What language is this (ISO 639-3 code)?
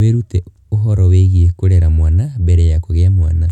kik